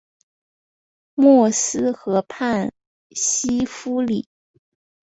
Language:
Chinese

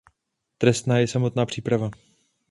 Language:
Czech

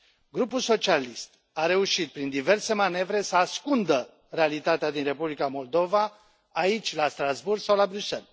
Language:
Romanian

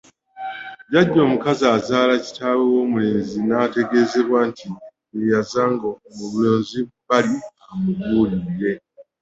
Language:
Ganda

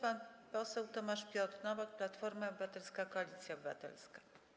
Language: Polish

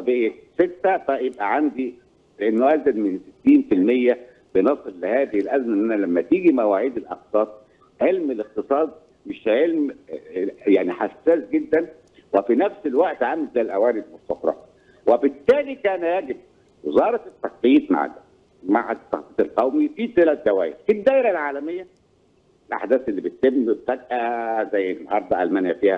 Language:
Arabic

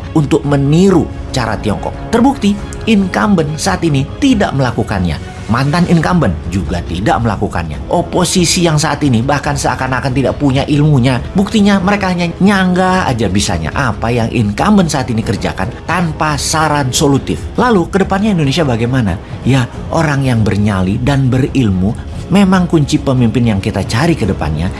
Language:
Indonesian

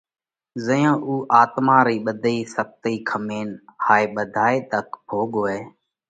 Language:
Parkari Koli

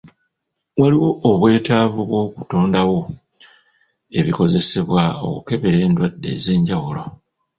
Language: Ganda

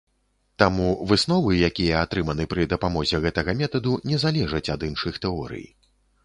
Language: Belarusian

